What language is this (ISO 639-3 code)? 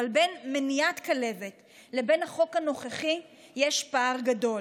heb